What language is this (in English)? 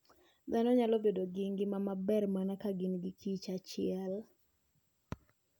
Luo (Kenya and Tanzania)